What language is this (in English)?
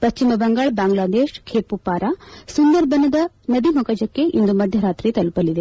Kannada